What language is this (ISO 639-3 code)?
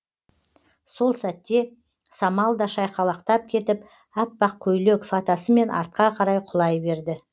kaz